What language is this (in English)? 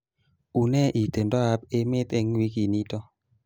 Kalenjin